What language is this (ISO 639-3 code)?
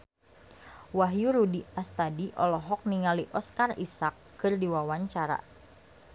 sun